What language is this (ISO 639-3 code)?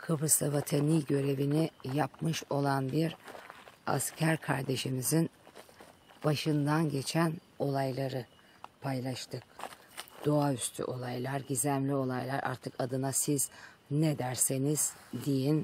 tur